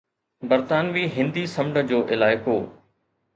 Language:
Sindhi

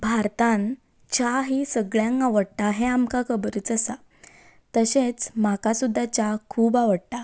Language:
Konkani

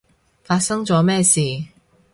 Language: Cantonese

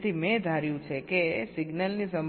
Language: Gujarati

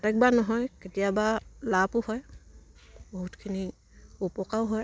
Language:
Assamese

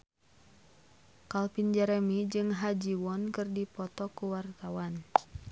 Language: Sundanese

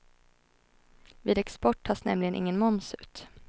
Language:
Swedish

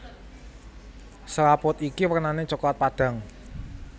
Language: Javanese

